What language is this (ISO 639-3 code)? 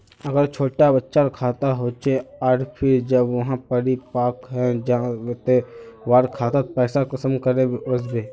mag